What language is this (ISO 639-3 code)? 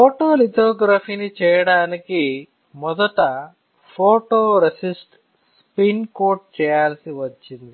tel